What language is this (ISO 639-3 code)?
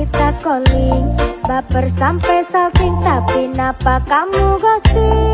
ind